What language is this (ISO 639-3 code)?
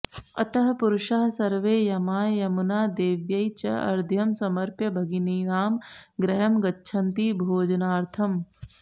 san